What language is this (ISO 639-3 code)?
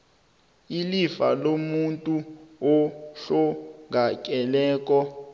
nbl